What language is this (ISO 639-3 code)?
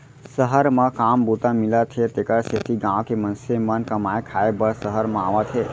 hne